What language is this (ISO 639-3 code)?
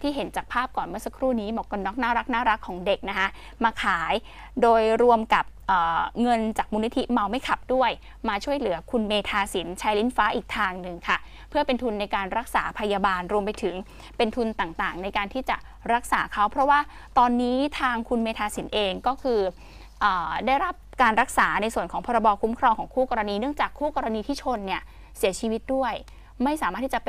tha